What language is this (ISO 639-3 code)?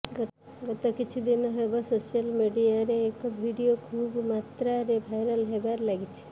ori